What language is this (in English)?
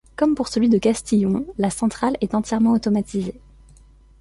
French